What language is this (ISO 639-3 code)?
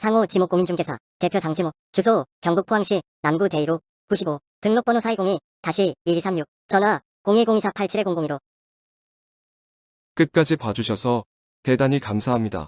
kor